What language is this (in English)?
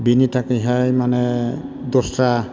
Bodo